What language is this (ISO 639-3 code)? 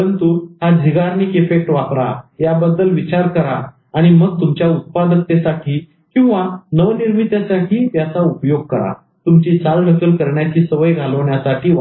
mar